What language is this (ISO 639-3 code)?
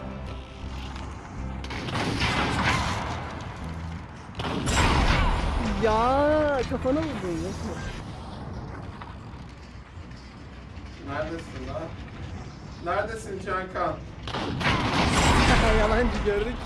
tur